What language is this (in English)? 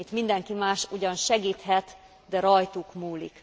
Hungarian